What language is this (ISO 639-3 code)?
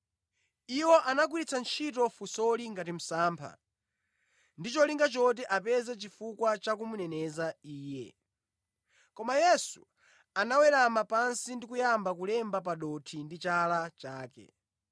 nya